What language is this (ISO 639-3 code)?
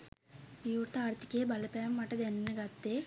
sin